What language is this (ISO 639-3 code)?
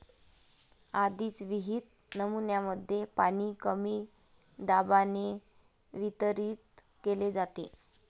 mar